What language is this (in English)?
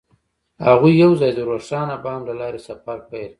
Pashto